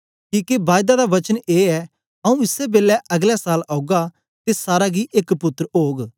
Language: Dogri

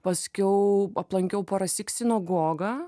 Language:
Lithuanian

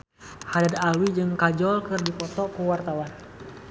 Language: Sundanese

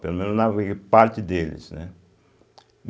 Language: Portuguese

